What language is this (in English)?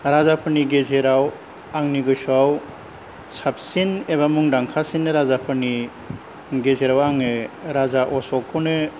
Bodo